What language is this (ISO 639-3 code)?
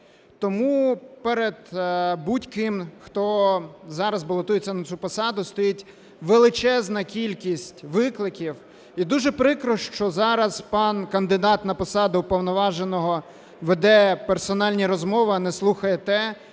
ukr